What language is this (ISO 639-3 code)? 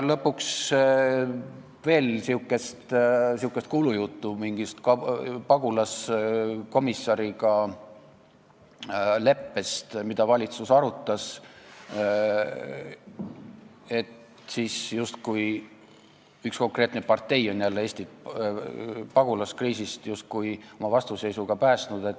est